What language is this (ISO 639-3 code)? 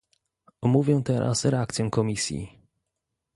pol